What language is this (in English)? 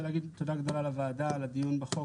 Hebrew